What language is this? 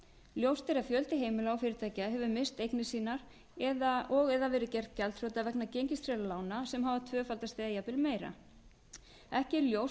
Icelandic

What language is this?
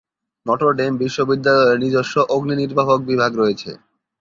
Bangla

